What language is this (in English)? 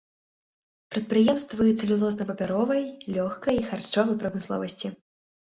Belarusian